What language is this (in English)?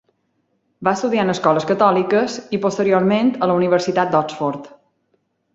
Catalan